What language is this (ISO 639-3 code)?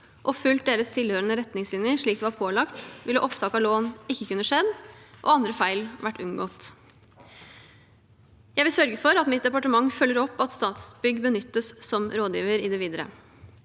nor